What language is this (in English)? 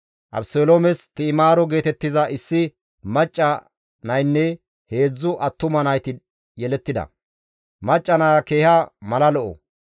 Gamo